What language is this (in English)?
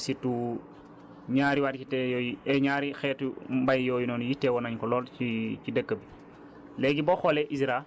Wolof